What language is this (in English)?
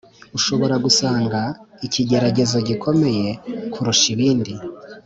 Kinyarwanda